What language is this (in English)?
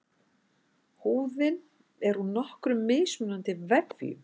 Icelandic